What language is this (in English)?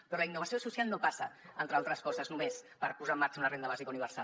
Catalan